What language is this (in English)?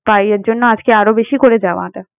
Bangla